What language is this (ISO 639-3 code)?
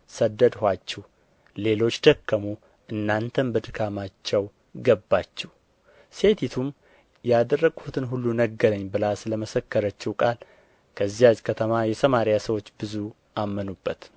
amh